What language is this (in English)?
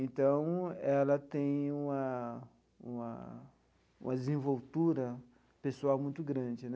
Portuguese